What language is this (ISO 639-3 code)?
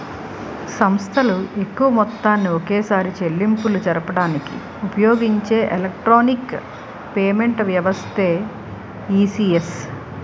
tel